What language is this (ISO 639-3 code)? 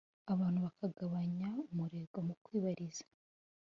kin